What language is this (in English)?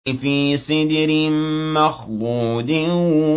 Arabic